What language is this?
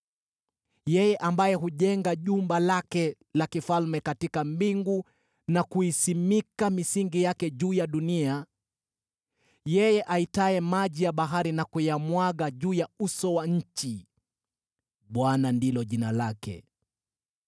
Swahili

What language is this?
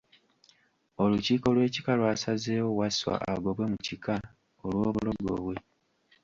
Ganda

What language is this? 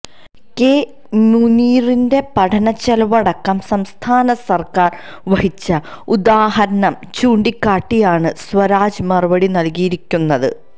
Malayalam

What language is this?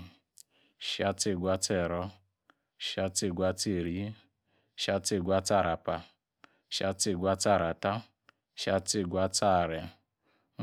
Yace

